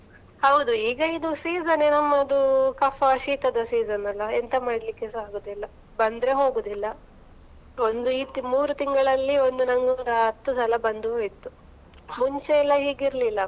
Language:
Kannada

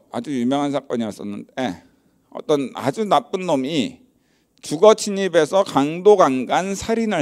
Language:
Korean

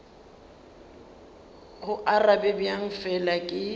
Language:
Northern Sotho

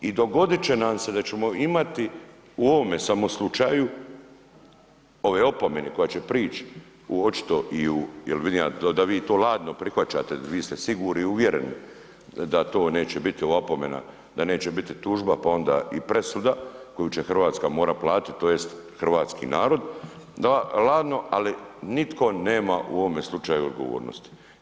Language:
Croatian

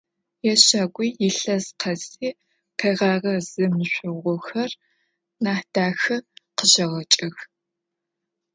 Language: Adyghe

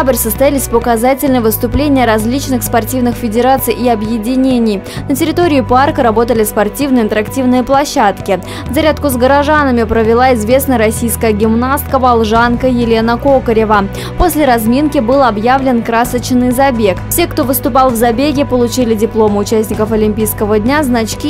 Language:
Russian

